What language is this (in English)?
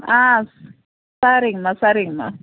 Tamil